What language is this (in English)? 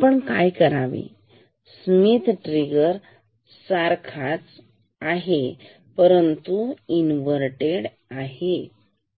Marathi